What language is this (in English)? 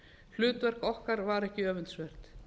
Icelandic